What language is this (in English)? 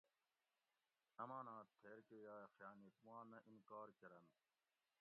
Gawri